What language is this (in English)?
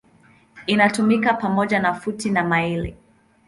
Swahili